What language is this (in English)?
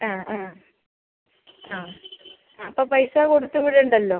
Malayalam